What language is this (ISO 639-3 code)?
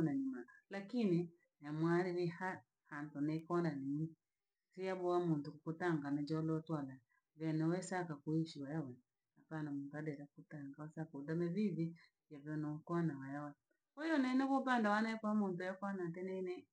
lag